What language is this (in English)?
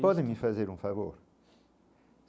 Portuguese